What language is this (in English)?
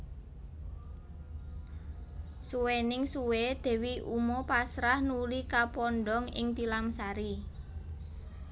Javanese